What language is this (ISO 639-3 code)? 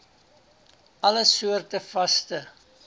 afr